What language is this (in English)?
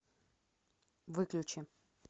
Russian